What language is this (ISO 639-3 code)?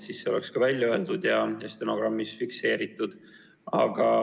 est